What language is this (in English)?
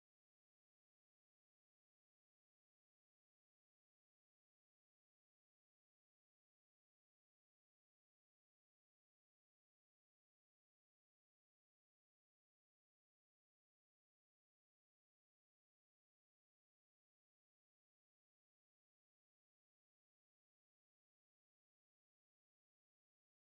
Chinese